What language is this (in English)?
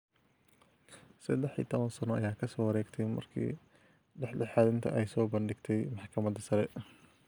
Somali